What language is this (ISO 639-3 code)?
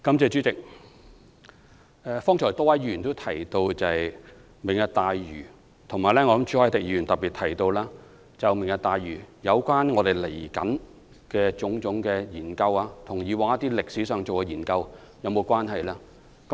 yue